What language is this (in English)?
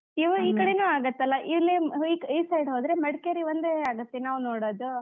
Kannada